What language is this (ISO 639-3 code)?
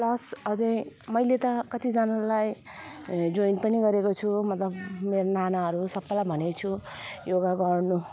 nep